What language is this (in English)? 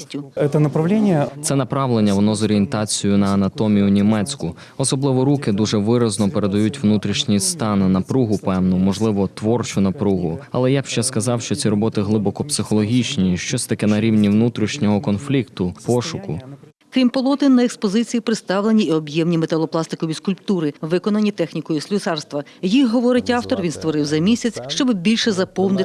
Ukrainian